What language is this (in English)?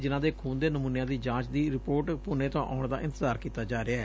Punjabi